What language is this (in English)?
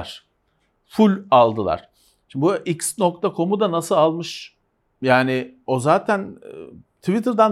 Turkish